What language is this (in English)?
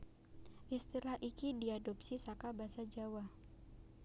Javanese